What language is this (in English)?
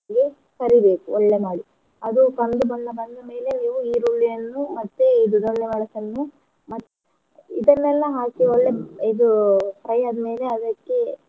Kannada